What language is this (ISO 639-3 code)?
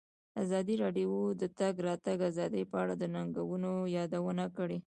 pus